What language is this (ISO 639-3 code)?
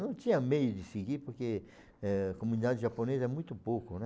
por